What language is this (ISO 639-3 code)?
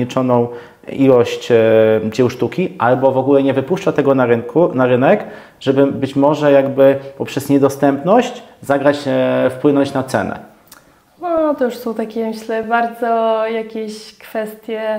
pol